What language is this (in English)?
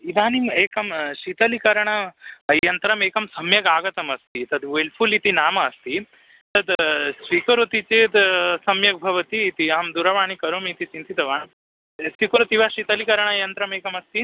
Sanskrit